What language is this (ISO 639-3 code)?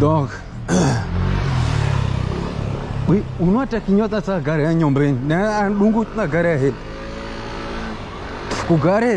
fra